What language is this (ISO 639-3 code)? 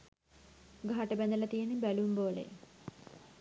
sin